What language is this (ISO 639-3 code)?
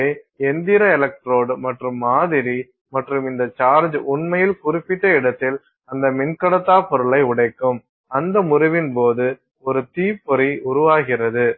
tam